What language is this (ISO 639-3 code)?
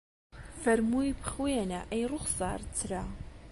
ckb